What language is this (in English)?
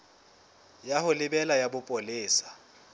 Southern Sotho